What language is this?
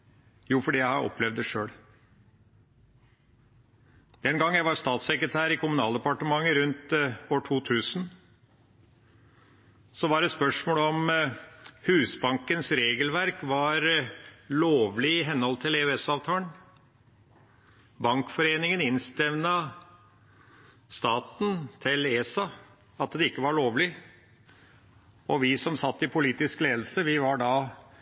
Norwegian Bokmål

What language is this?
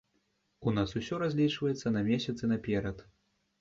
Belarusian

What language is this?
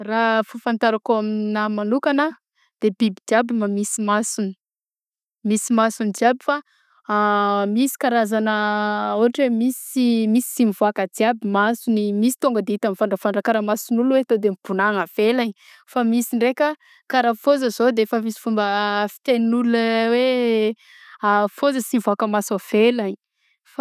Southern Betsimisaraka Malagasy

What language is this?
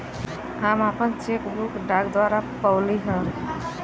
Bhojpuri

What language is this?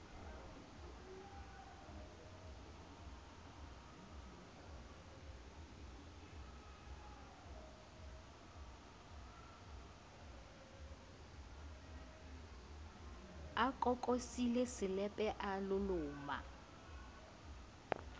Southern Sotho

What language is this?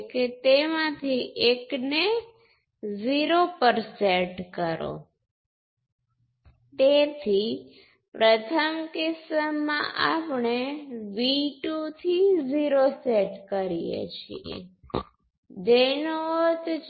Gujarati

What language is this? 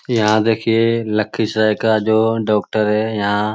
Magahi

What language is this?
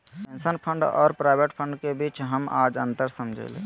Magahi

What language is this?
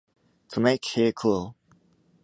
English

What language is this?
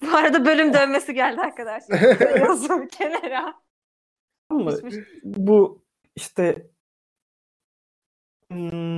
Turkish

